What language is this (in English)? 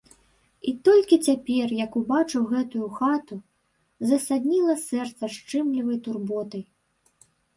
Belarusian